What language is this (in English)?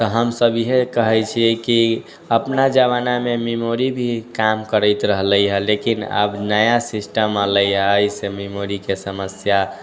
Maithili